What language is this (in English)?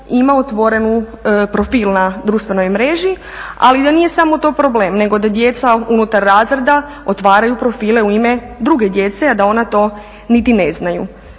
Croatian